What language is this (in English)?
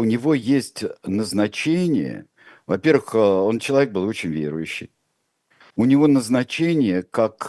Russian